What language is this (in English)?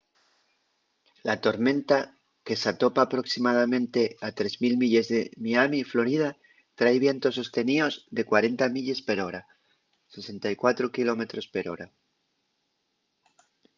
Asturian